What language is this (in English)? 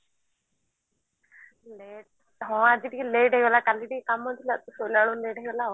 Odia